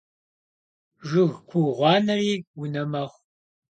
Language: Kabardian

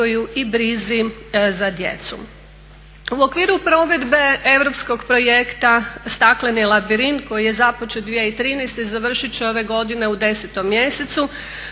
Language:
Croatian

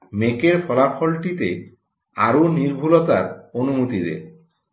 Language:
Bangla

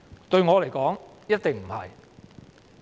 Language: Cantonese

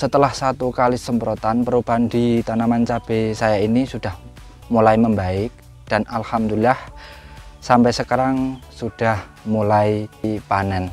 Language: Indonesian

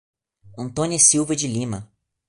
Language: Portuguese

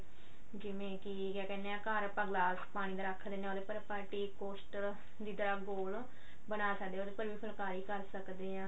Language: Punjabi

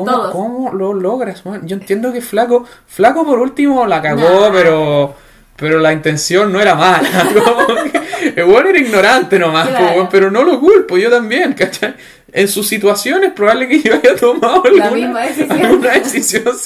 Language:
Spanish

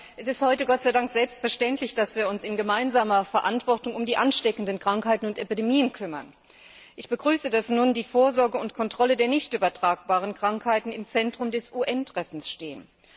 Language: German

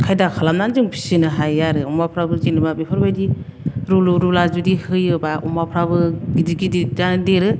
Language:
Bodo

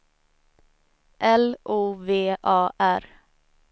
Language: Swedish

